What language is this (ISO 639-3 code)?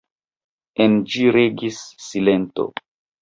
epo